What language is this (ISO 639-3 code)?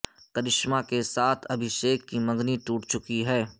urd